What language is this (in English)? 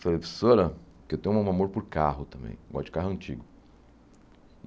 Portuguese